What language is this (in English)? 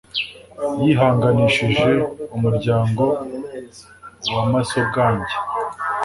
Kinyarwanda